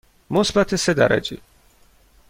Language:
Persian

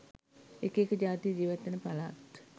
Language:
Sinhala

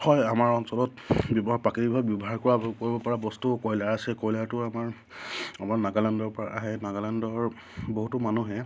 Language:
Assamese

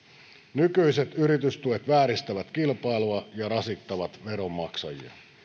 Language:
Finnish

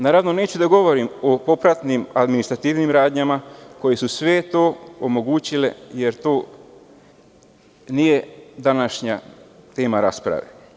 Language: Serbian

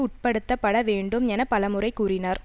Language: Tamil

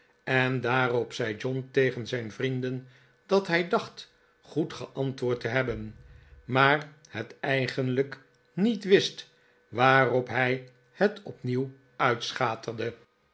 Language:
Dutch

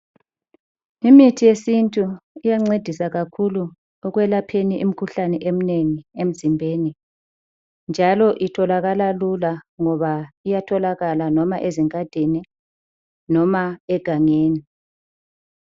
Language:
North Ndebele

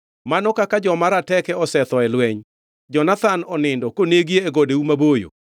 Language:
Luo (Kenya and Tanzania)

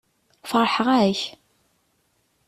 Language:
Kabyle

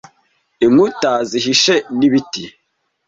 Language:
Kinyarwanda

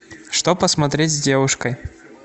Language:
Russian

